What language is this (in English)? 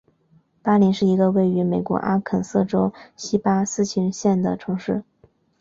Chinese